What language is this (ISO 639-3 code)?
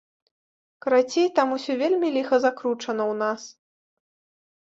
bel